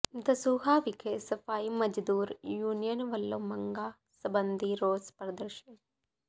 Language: Punjabi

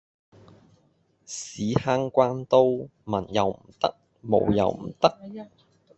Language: Cantonese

